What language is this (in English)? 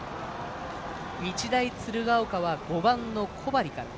Japanese